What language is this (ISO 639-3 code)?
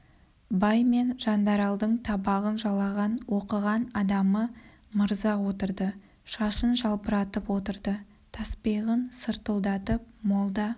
kaz